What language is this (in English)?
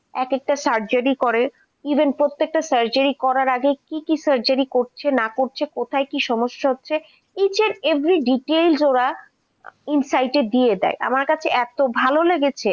Bangla